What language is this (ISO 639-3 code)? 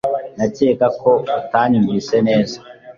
kin